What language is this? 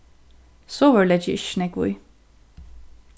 Faroese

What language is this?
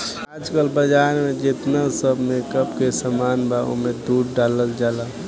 Bhojpuri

